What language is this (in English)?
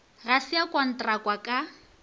Northern Sotho